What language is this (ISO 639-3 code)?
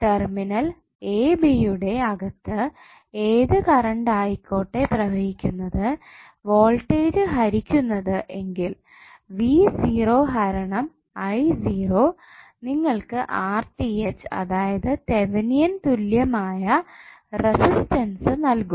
mal